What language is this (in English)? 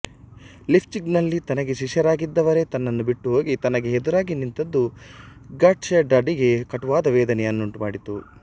Kannada